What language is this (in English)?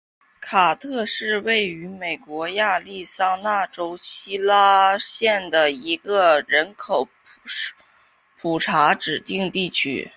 Chinese